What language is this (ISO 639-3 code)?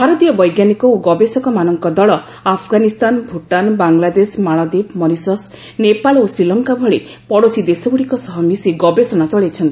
ori